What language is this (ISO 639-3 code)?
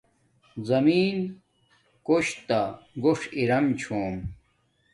dmk